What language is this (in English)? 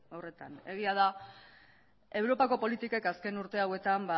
Basque